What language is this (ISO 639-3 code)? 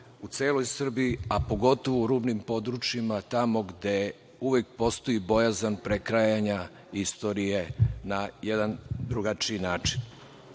srp